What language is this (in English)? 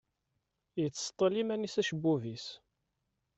Kabyle